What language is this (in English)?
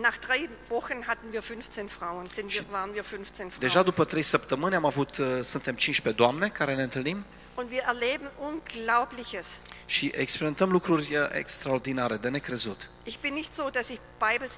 Romanian